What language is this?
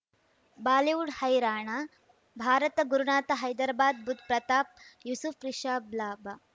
Kannada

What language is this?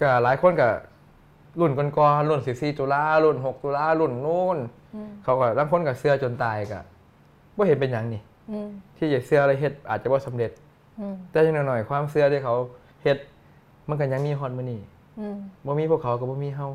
Thai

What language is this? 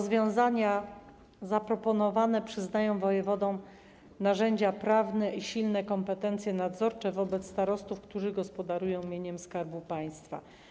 Polish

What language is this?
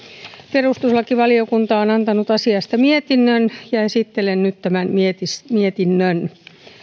Finnish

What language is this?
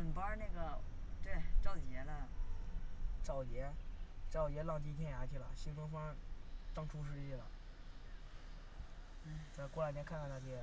Chinese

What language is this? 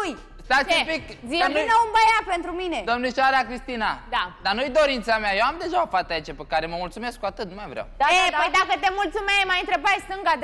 Romanian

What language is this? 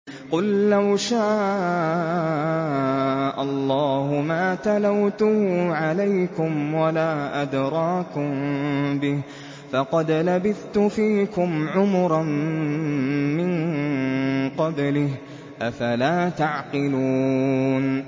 Arabic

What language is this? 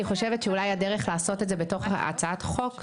Hebrew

